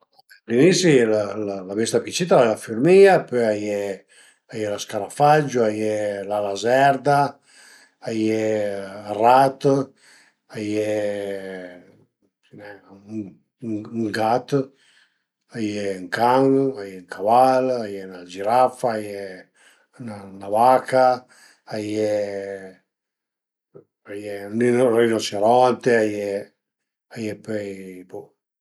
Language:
Piedmontese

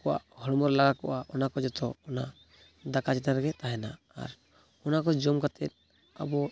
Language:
Santali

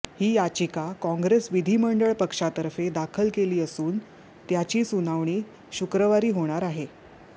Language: Marathi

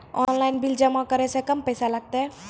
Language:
Maithili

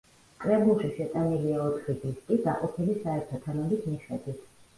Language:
Georgian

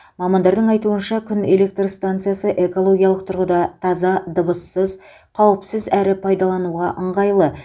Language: Kazakh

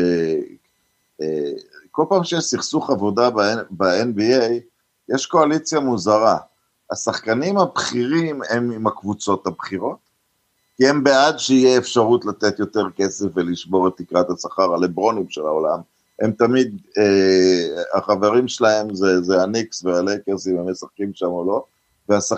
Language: Hebrew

